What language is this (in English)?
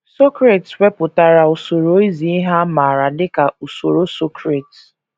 Igbo